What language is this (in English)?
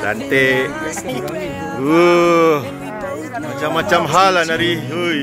Malay